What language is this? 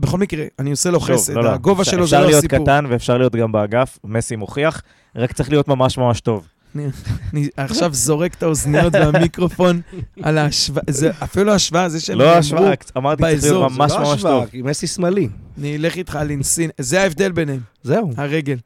Hebrew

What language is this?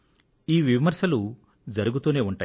Telugu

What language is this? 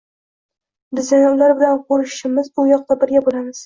Uzbek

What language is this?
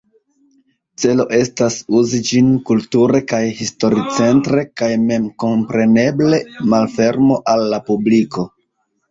Esperanto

